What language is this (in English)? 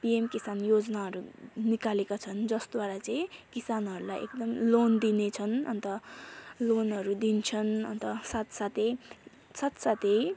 Nepali